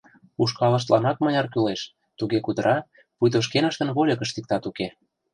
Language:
Mari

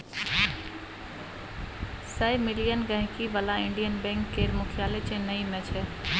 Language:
Maithili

